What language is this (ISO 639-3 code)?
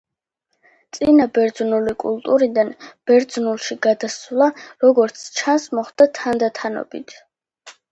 kat